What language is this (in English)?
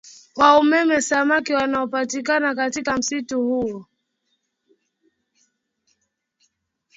Swahili